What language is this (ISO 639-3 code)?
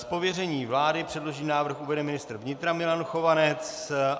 ces